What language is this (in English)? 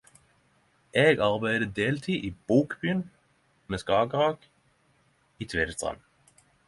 Norwegian Nynorsk